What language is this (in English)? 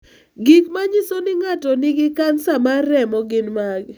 Luo (Kenya and Tanzania)